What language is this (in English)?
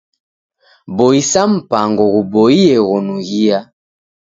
Taita